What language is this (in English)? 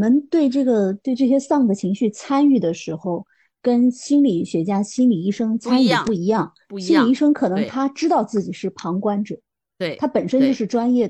Chinese